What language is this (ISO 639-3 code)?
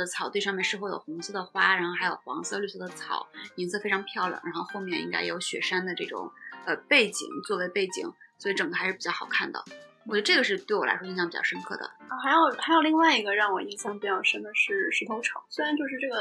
zho